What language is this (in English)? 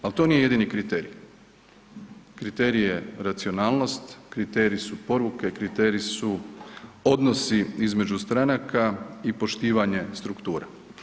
Croatian